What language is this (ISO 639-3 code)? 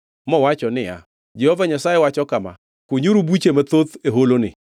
luo